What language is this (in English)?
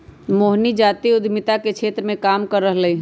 Magahi